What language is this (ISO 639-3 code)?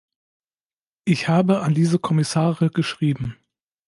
deu